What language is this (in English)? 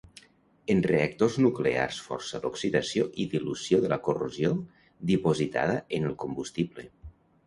Catalan